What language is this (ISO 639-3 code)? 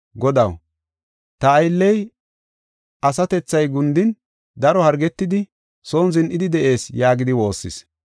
gof